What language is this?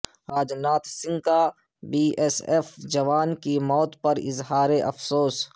Urdu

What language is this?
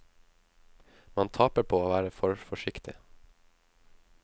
Norwegian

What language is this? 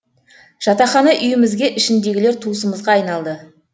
Kazakh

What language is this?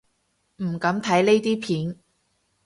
Cantonese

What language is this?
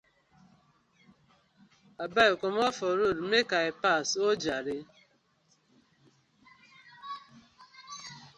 Nigerian Pidgin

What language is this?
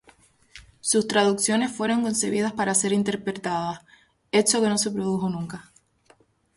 Spanish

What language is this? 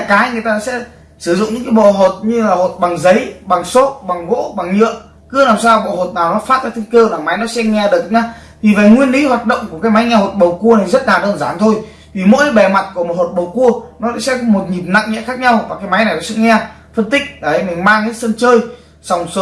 Vietnamese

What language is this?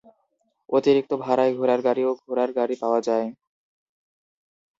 Bangla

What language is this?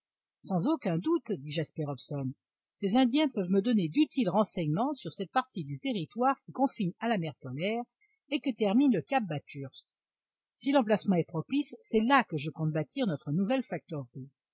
French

